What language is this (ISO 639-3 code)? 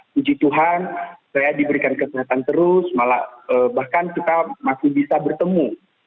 ind